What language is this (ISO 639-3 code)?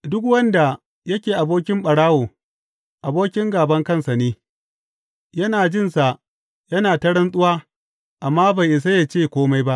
hau